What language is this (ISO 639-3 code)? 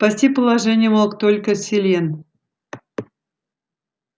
rus